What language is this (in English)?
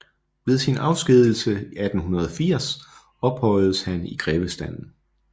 Danish